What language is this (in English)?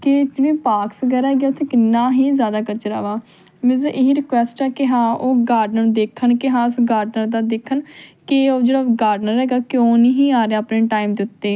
Punjabi